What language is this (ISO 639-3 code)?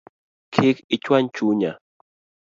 luo